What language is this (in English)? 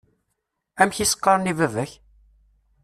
Kabyle